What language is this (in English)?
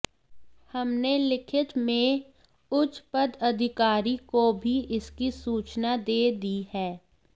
Hindi